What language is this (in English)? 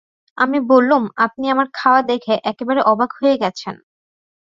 Bangla